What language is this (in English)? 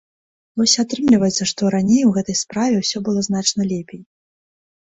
Belarusian